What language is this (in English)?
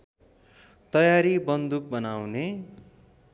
Nepali